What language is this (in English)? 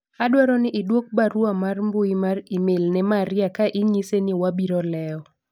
Luo (Kenya and Tanzania)